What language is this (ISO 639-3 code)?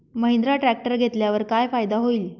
mar